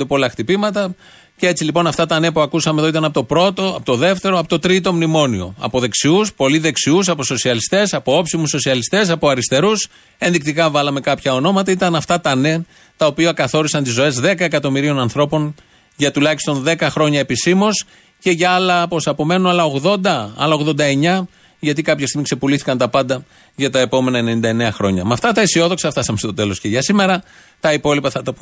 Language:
Greek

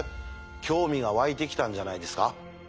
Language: Japanese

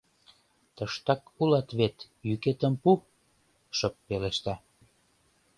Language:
Mari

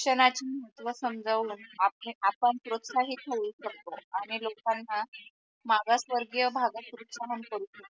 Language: Marathi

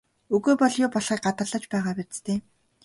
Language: Mongolian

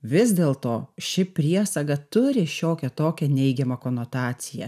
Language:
Lithuanian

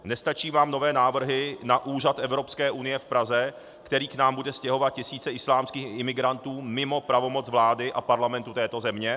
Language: Czech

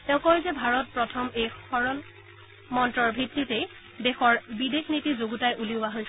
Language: Assamese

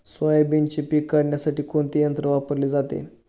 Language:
Marathi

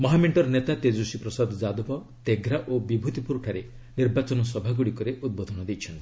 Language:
Odia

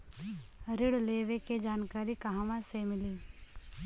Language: Bhojpuri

